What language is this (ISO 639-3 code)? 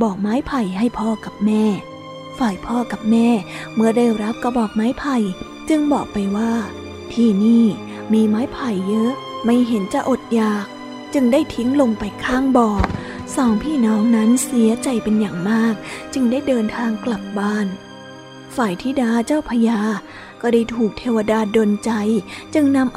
tha